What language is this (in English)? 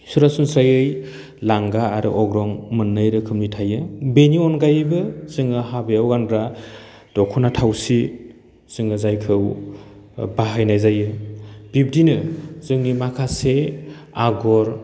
Bodo